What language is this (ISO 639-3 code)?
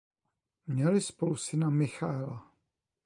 ces